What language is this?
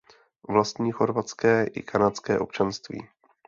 Czech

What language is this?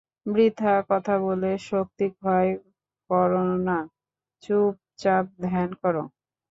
Bangla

